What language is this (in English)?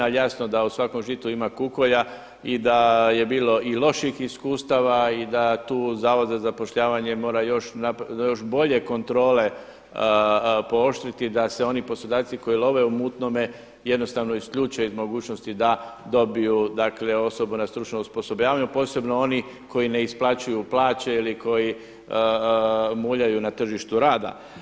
Croatian